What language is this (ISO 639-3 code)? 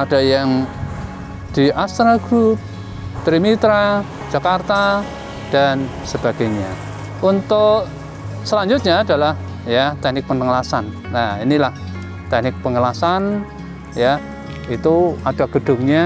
ind